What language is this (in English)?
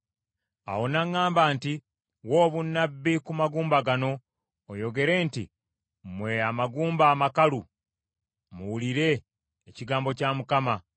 Ganda